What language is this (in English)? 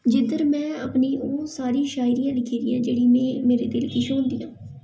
Dogri